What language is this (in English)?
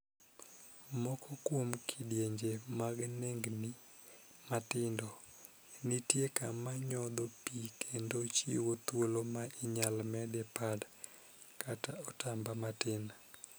Luo (Kenya and Tanzania)